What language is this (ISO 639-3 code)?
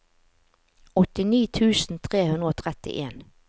nor